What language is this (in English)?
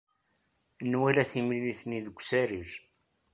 Kabyle